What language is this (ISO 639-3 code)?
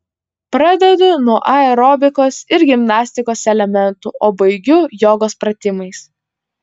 lit